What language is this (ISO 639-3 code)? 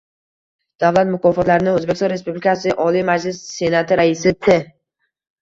uzb